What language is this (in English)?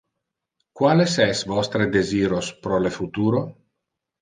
Interlingua